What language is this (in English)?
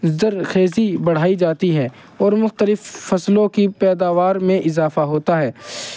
Urdu